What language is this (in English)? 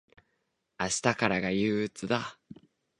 Japanese